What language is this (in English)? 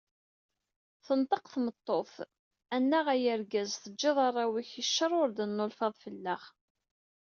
Kabyle